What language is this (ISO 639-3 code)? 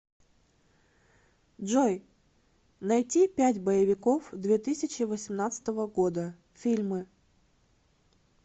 rus